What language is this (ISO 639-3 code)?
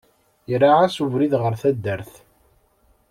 kab